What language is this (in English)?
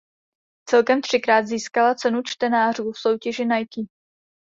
Czech